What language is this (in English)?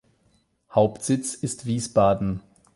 German